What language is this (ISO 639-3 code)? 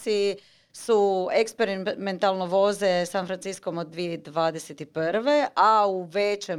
hrv